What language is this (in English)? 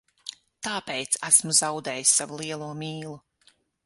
Latvian